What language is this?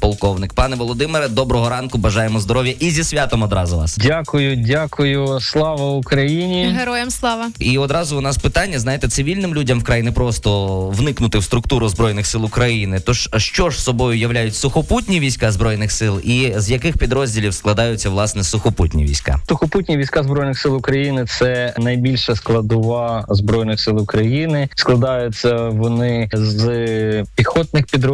Ukrainian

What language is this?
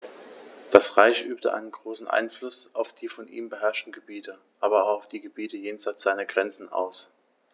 German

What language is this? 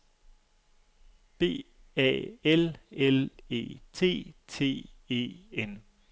Danish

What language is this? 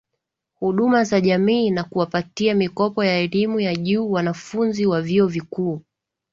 Swahili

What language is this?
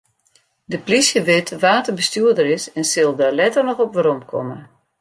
Western Frisian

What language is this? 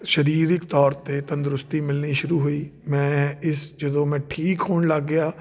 Punjabi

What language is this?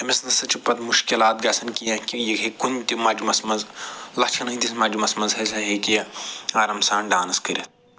Kashmiri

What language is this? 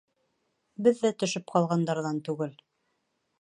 Bashkir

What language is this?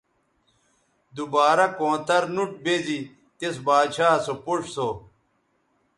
Bateri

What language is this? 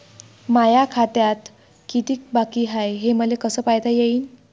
Marathi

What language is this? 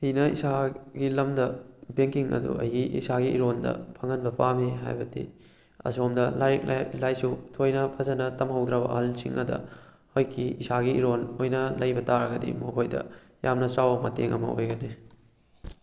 Manipuri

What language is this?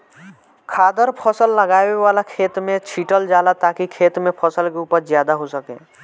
Bhojpuri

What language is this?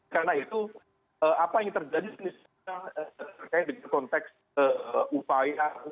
Indonesian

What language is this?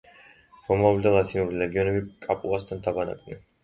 Georgian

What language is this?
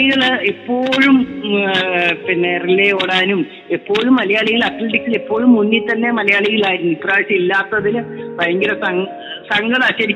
Malayalam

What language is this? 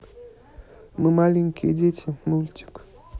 Russian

